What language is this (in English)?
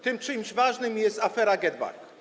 Polish